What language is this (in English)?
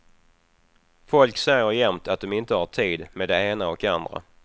Swedish